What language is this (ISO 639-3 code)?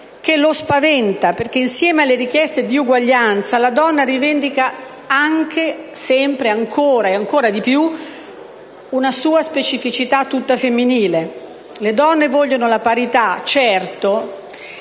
ita